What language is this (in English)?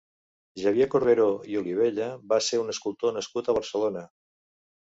Catalan